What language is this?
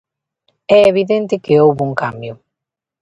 Galician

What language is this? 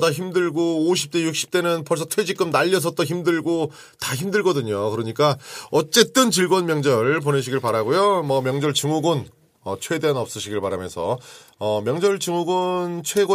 Korean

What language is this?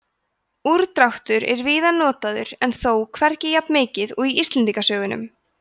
Icelandic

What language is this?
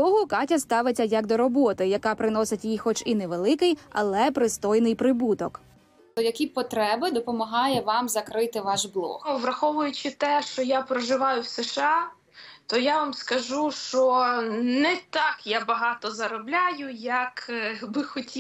Ukrainian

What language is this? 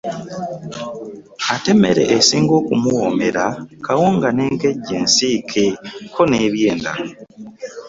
Ganda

